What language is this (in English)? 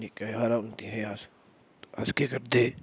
Dogri